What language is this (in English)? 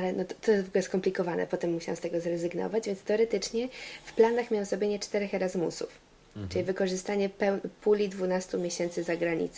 Polish